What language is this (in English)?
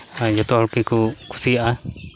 Santali